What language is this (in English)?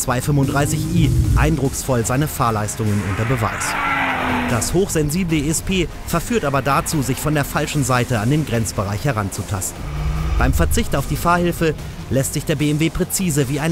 German